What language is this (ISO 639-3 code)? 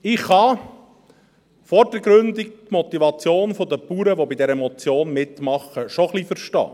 gsw